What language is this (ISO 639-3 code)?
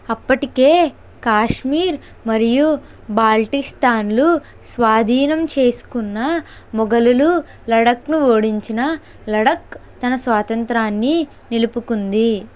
tel